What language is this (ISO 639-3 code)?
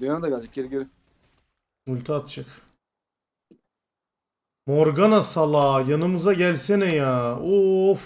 tur